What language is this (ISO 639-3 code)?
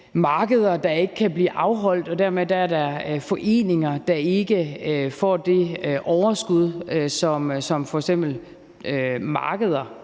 dan